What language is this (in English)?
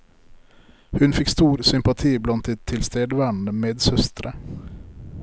Norwegian